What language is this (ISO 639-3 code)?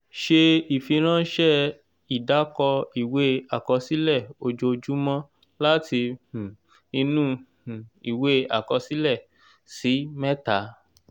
yor